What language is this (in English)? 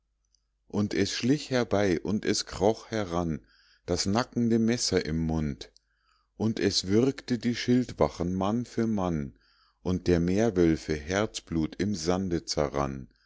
German